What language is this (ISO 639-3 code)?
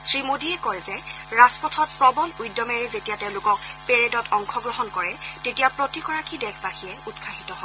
asm